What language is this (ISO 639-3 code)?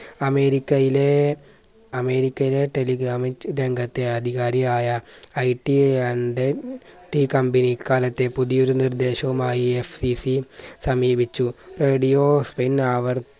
mal